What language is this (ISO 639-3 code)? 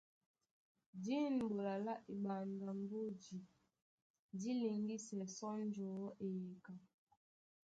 dua